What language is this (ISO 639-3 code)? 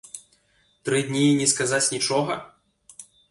bel